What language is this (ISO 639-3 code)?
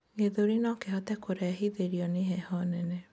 kik